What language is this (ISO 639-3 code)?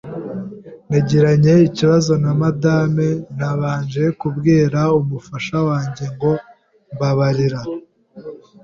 kin